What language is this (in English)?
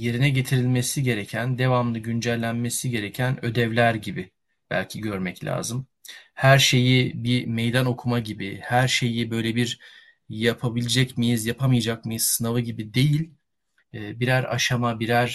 Turkish